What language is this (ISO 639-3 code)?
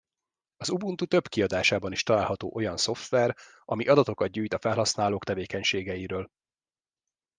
hun